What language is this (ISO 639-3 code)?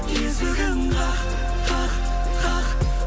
kaz